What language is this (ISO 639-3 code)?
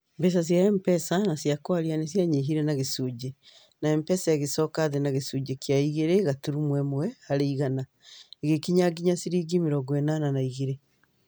kik